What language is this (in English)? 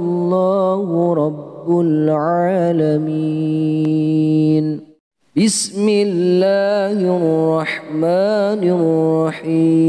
Arabic